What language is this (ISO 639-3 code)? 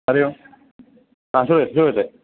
san